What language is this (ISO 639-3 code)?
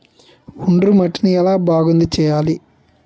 tel